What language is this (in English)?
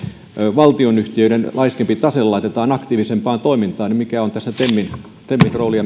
Finnish